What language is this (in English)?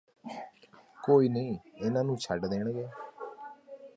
Punjabi